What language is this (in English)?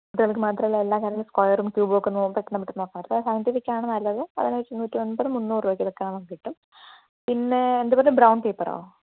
Malayalam